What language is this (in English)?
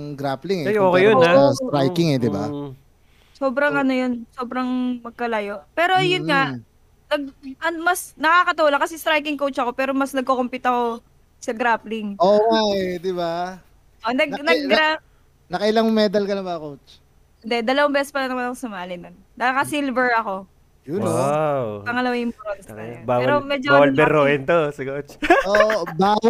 Filipino